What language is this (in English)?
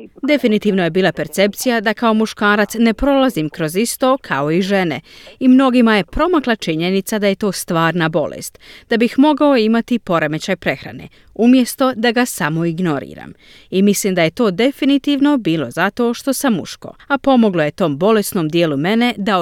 Croatian